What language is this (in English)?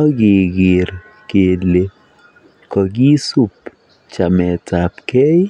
Kalenjin